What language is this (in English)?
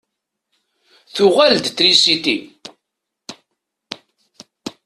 Kabyle